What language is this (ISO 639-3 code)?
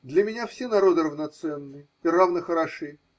rus